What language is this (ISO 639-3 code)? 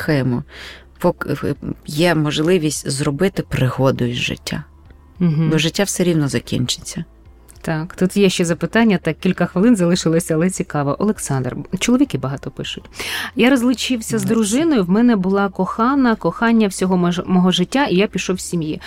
ukr